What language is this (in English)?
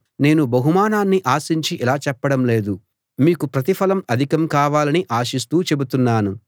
Telugu